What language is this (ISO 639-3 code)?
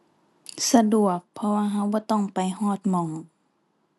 tha